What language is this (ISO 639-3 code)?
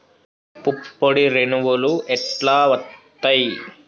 tel